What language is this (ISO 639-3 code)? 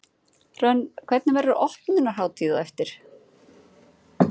isl